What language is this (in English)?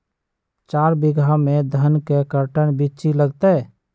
Magahi